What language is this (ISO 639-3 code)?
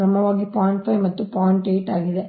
kan